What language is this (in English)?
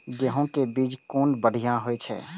Maithili